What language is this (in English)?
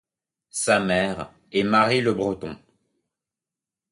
French